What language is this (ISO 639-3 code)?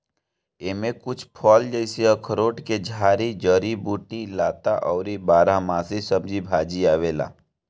bho